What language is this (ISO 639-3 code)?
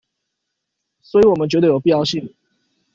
zho